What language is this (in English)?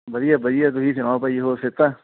Punjabi